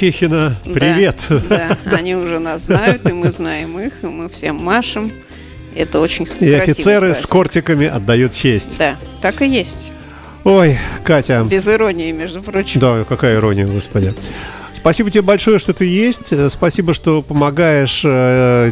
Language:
Russian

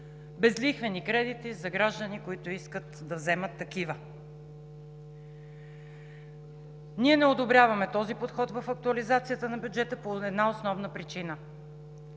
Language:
Bulgarian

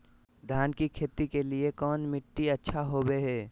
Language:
Magahi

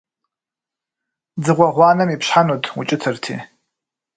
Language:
Kabardian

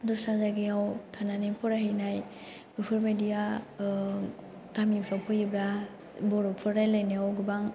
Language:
Bodo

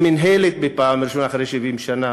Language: Hebrew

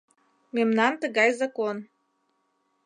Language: Mari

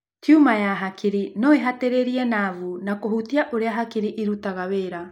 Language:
Kikuyu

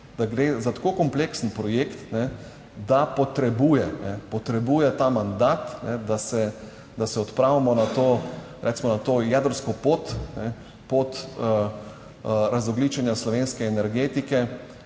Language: Slovenian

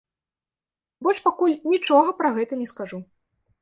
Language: Belarusian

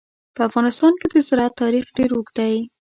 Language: Pashto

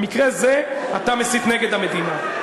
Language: Hebrew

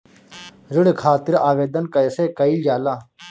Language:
Bhojpuri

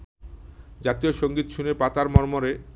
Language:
Bangla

